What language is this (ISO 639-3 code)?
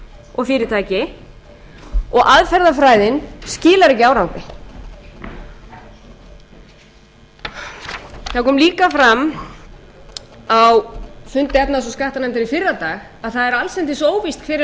isl